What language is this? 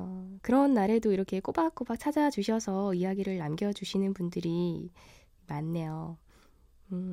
Korean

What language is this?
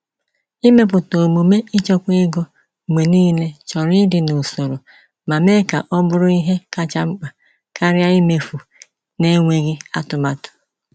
Igbo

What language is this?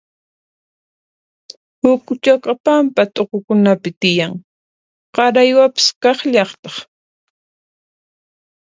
Puno Quechua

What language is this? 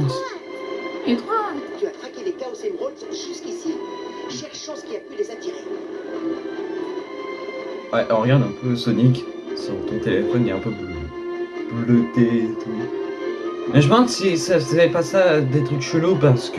French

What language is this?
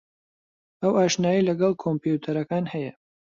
Central Kurdish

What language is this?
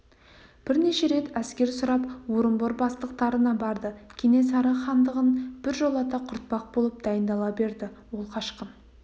Kazakh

